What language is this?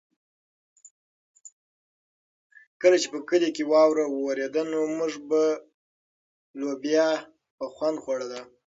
Pashto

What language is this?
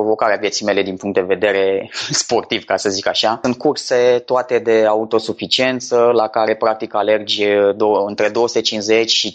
Romanian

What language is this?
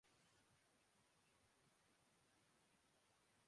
Urdu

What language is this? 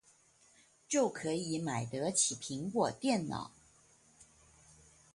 Chinese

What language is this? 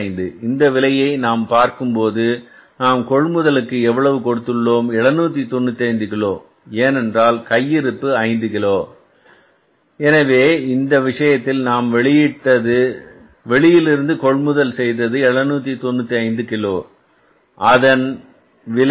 Tamil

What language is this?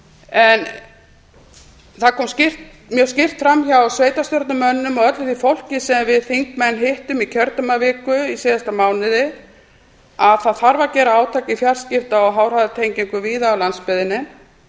Icelandic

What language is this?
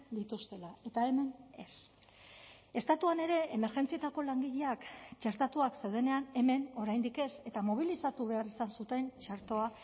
Basque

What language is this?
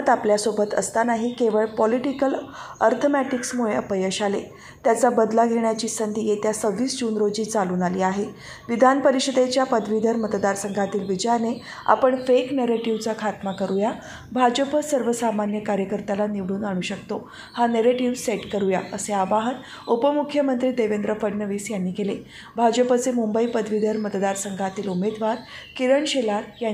Marathi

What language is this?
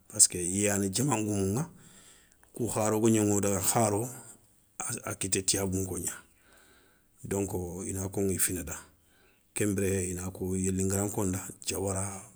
Soninke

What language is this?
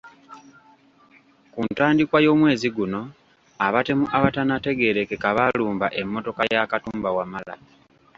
Ganda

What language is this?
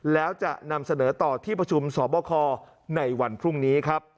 Thai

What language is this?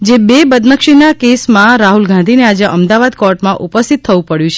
Gujarati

